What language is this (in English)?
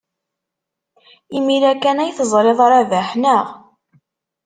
Kabyle